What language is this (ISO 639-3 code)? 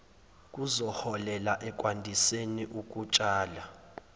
zul